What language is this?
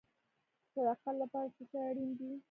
Pashto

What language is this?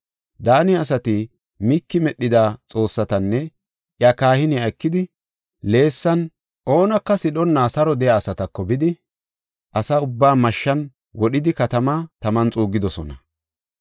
Gofa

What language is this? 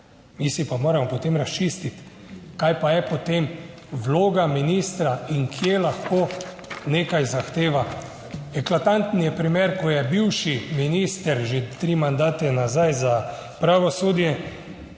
Slovenian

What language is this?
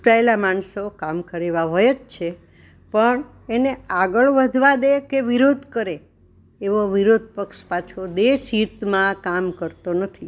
Gujarati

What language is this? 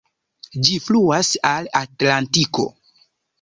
Esperanto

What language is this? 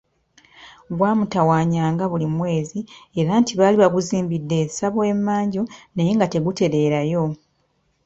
Ganda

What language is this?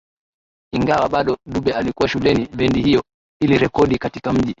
Swahili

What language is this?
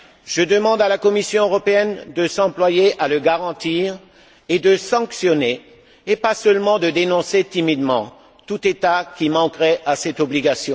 French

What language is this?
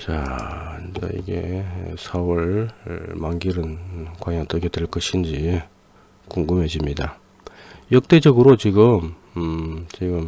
Korean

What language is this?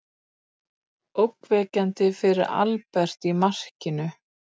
Icelandic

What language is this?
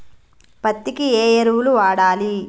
Telugu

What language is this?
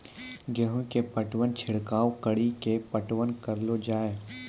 Maithili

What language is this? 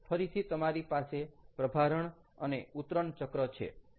Gujarati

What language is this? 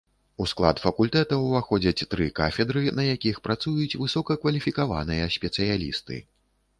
Belarusian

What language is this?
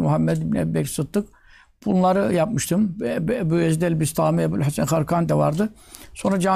Turkish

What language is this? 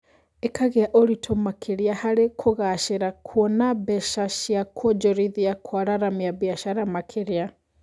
Kikuyu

